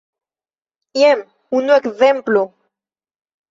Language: Esperanto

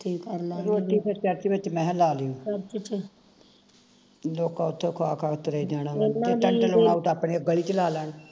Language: Punjabi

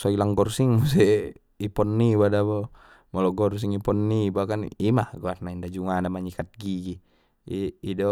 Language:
Batak Mandailing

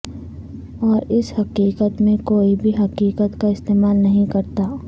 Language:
Urdu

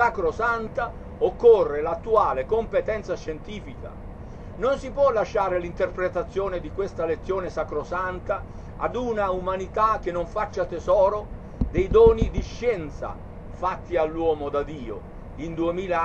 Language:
Italian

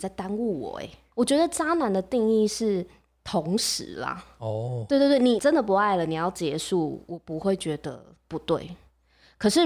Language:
Chinese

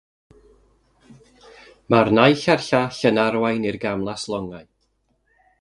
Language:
Welsh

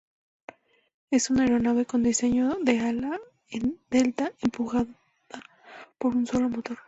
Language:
Spanish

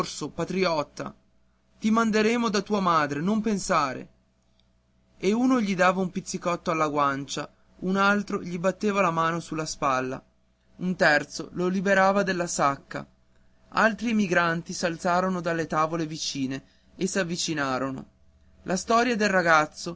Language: Italian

